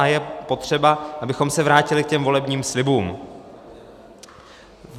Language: Czech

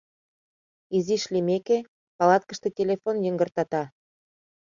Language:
Mari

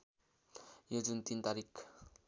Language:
Nepali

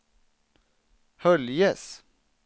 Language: Swedish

